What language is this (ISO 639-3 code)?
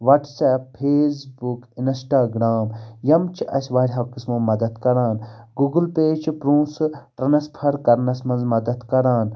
kas